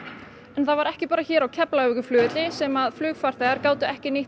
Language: Icelandic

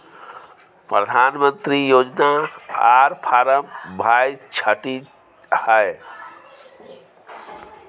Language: Maithili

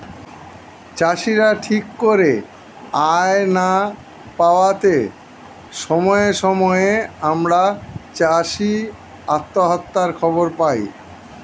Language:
Bangla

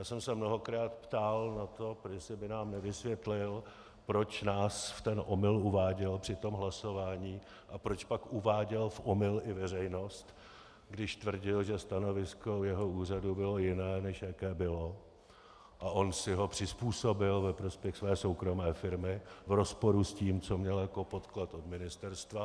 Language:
Czech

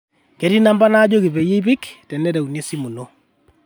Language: Masai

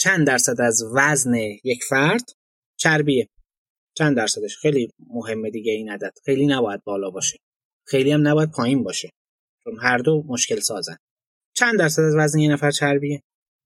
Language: Persian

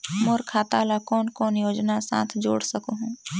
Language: Chhattisgarhi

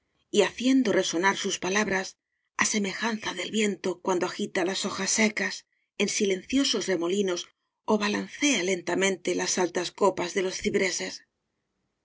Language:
Spanish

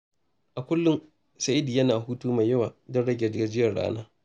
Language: Hausa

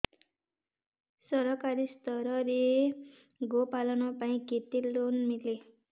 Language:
Odia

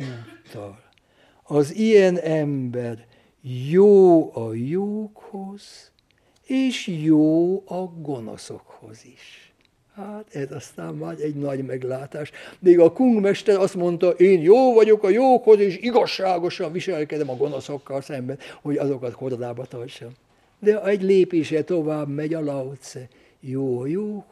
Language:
Hungarian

